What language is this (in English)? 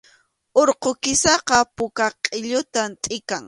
Arequipa-La Unión Quechua